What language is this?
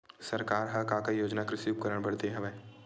Chhattisgarhi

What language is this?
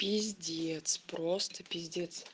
Russian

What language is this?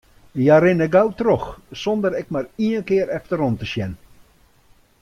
Western Frisian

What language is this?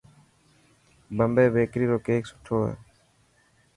Dhatki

